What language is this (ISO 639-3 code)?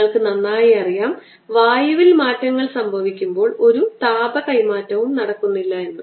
mal